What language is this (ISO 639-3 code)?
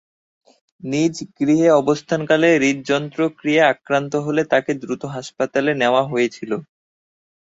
ben